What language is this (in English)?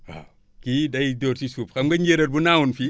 Wolof